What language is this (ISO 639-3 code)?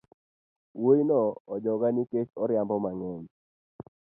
luo